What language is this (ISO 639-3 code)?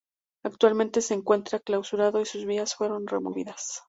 spa